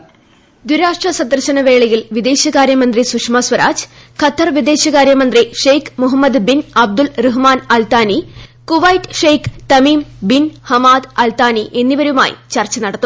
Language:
Malayalam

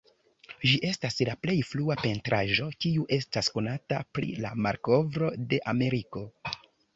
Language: Esperanto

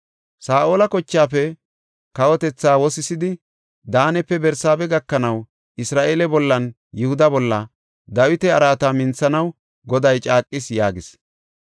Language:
Gofa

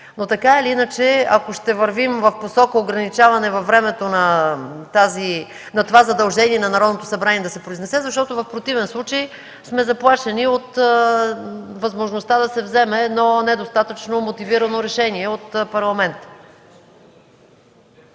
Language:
Bulgarian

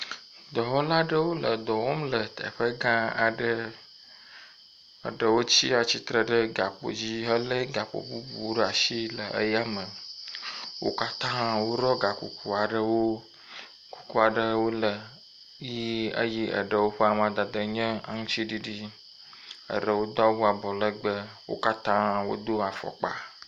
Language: Ewe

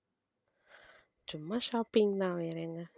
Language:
Tamil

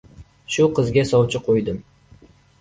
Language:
Uzbek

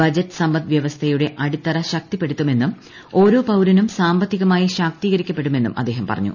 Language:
Malayalam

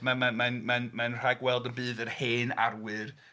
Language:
Welsh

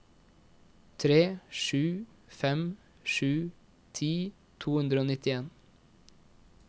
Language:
Norwegian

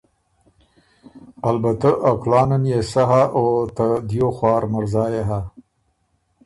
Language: Ormuri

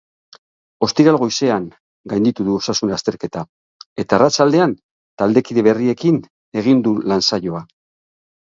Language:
Basque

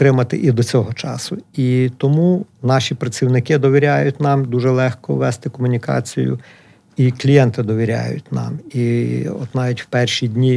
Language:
Ukrainian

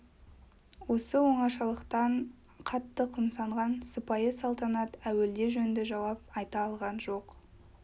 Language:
Kazakh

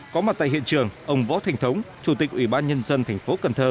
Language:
Vietnamese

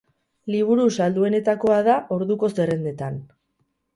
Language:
Basque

